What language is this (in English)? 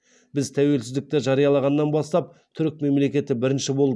Kazakh